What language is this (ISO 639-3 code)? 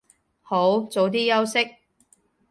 yue